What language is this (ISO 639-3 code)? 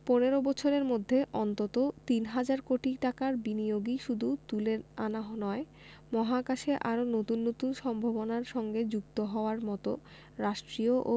ben